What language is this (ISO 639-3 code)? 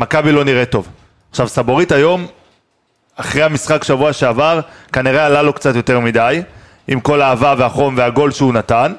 heb